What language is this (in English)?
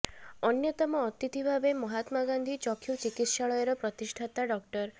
Odia